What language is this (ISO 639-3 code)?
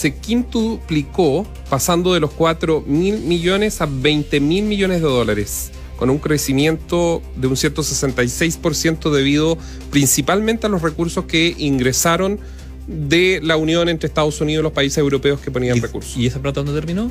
spa